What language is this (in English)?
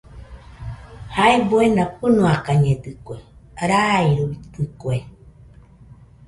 Nüpode Huitoto